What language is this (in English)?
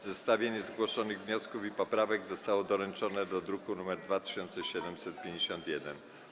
Polish